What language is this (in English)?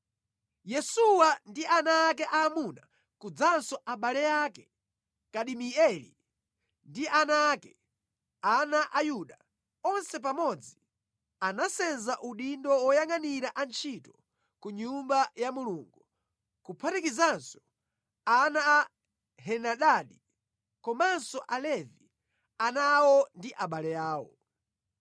Nyanja